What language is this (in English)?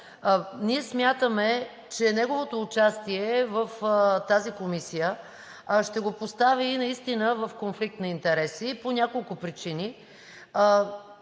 Bulgarian